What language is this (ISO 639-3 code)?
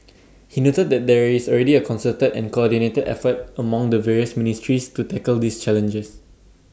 eng